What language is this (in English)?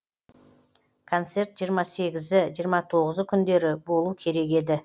Kazakh